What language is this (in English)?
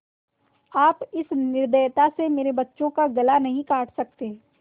Hindi